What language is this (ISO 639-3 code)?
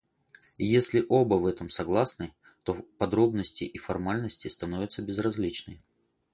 rus